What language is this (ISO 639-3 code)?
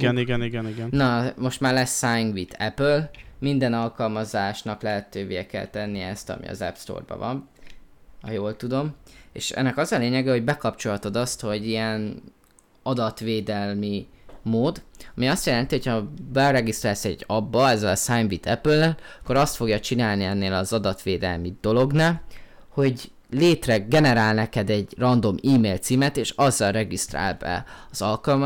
hun